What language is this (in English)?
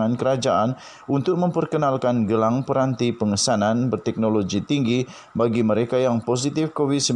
Malay